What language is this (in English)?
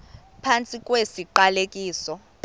Xhosa